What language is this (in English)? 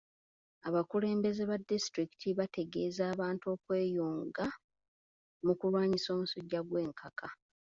Ganda